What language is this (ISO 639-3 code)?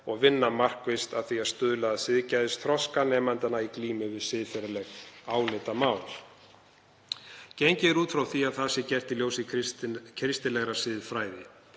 isl